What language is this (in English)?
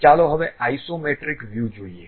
Gujarati